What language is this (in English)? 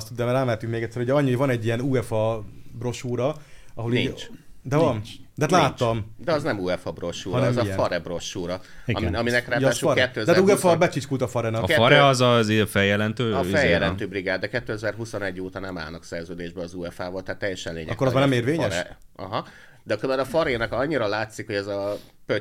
Hungarian